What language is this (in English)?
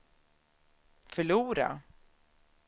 Swedish